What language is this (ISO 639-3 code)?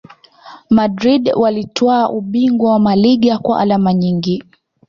swa